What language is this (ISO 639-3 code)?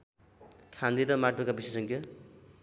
nep